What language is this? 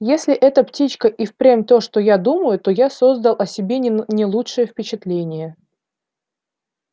Russian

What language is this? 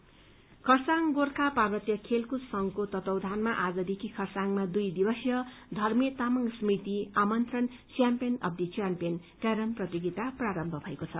Nepali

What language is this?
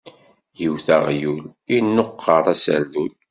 Kabyle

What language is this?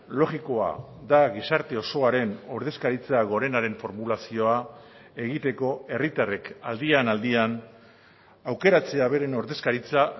Basque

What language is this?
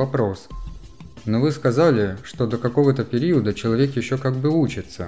Russian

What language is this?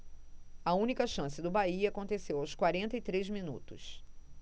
Portuguese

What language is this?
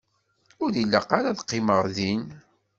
Kabyle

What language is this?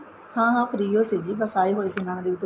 Punjabi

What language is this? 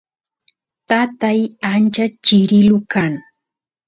Santiago del Estero Quichua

